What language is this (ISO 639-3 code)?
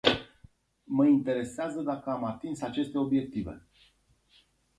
ron